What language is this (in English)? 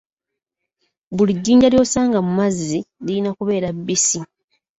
Ganda